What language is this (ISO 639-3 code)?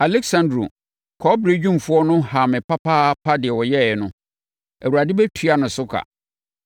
aka